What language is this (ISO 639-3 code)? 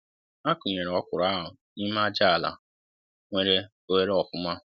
ibo